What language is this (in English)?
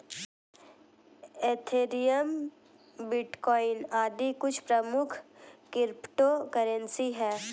Hindi